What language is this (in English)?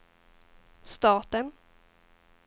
Swedish